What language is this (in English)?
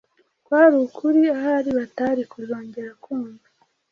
Kinyarwanda